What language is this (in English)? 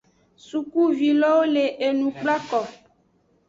Aja (Benin)